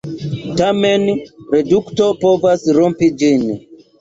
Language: Esperanto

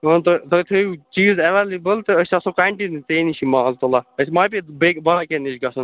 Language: Kashmiri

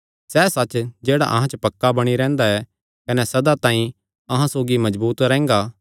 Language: Kangri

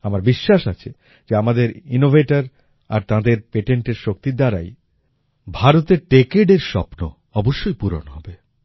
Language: Bangla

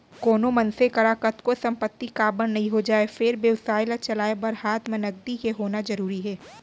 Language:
Chhattisgarhi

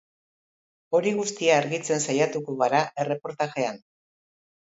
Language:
Basque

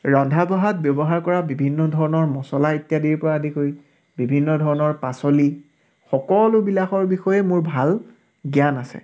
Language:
Assamese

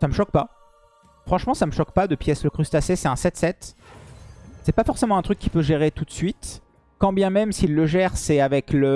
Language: French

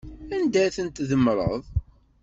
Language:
Kabyle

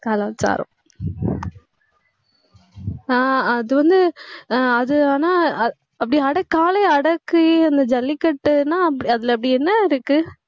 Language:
Tamil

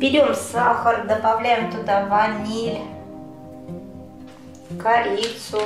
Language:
Russian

